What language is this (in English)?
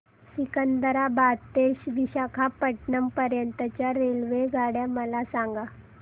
Marathi